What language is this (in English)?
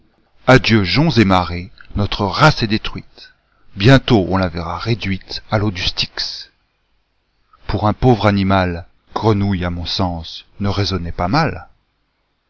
French